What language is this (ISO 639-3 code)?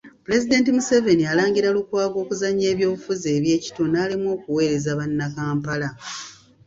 lug